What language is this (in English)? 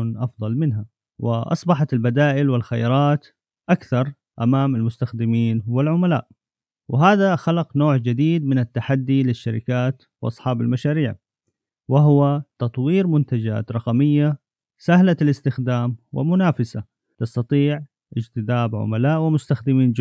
Arabic